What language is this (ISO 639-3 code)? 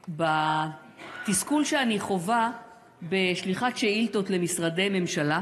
heb